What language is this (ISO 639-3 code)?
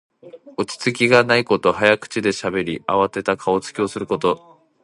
jpn